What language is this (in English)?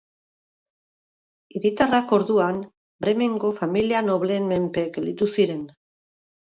Basque